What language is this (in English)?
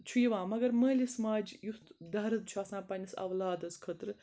Kashmiri